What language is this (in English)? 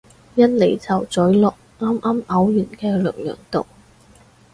Cantonese